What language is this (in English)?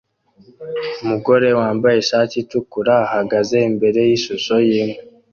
Kinyarwanda